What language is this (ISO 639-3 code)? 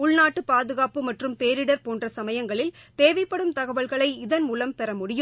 tam